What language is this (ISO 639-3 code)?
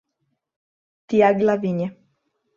por